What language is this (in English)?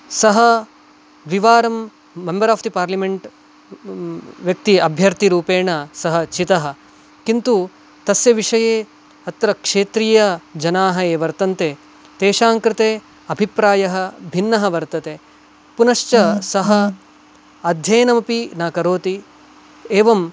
Sanskrit